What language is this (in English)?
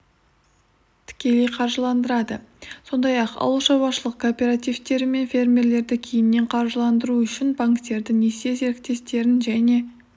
Kazakh